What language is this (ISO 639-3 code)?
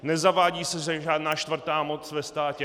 ces